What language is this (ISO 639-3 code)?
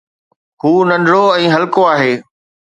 snd